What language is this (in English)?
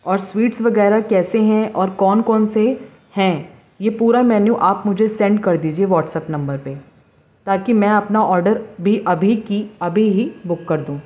Urdu